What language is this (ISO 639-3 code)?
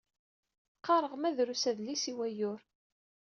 kab